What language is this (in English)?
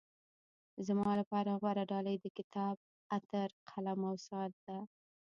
Pashto